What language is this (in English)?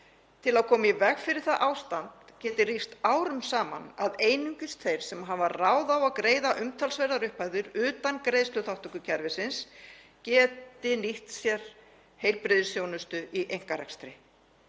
Icelandic